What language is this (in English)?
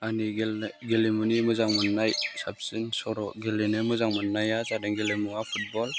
Bodo